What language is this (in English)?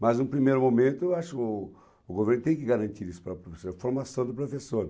Portuguese